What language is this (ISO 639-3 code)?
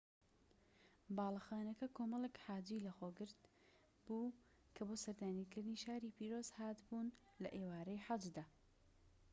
ckb